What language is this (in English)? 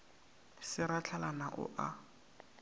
Northern Sotho